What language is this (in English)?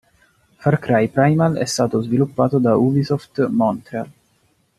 Italian